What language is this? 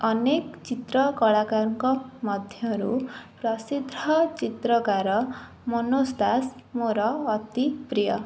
Odia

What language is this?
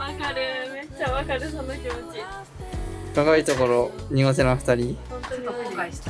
Japanese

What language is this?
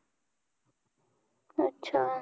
Marathi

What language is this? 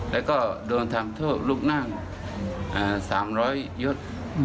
Thai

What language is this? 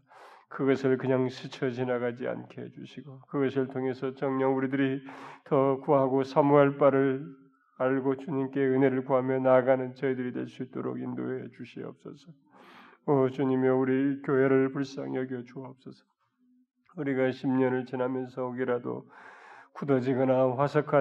Korean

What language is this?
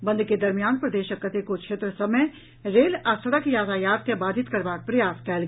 Maithili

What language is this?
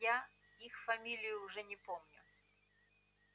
Russian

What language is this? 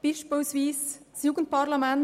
Swiss German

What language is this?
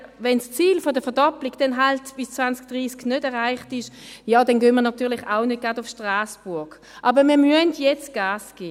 Swiss German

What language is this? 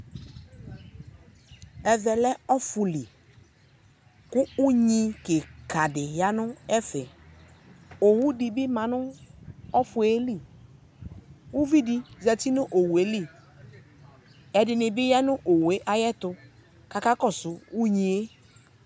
Ikposo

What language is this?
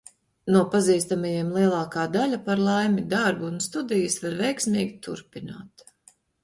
Latvian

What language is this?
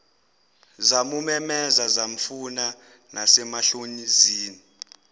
Zulu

